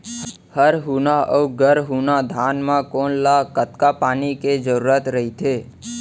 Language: Chhattisgarhi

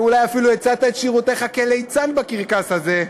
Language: Hebrew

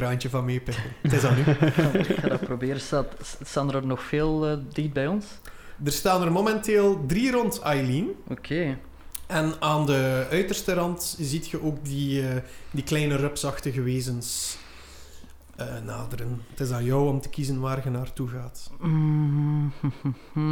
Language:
Dutch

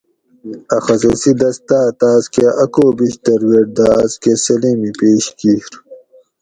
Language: Gawri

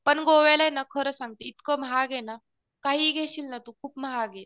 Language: Marathi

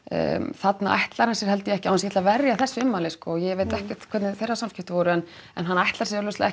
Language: Icelandic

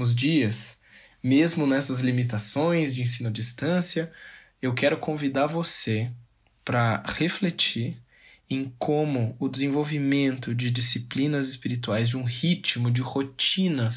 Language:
Portuguese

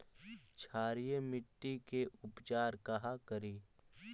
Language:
Magahi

